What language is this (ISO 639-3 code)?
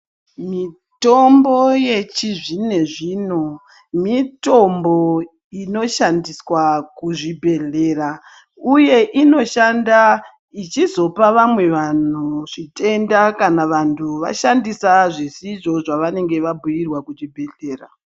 ndc